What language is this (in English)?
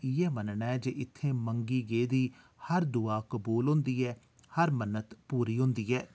Dogri